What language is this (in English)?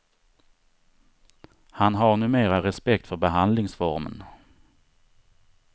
Swedish